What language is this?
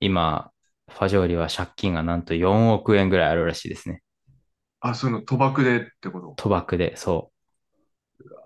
Japanese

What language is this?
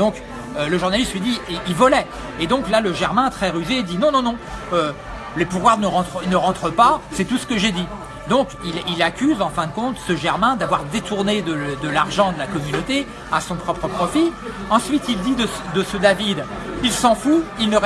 French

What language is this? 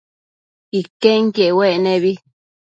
Matsés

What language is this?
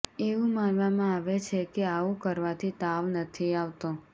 Gujarati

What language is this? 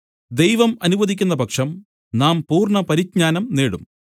Malayalam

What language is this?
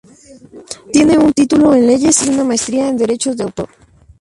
Spanish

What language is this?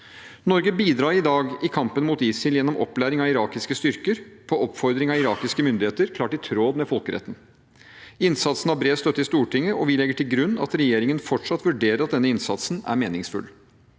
Norwegian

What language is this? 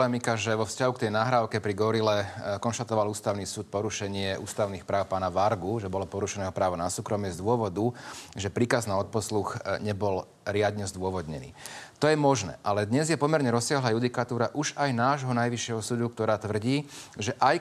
Slovak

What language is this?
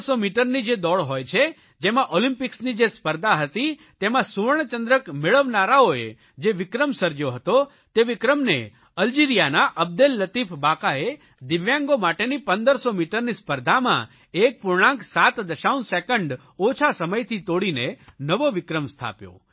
Gujarati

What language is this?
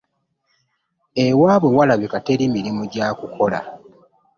Ganda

